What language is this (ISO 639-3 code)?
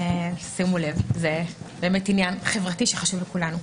heb